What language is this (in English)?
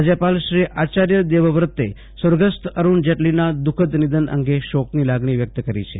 Gujarati